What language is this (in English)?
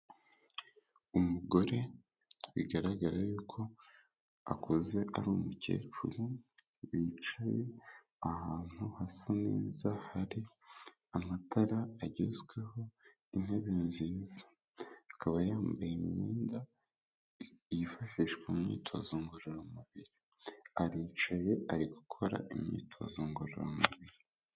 Kinyarwanda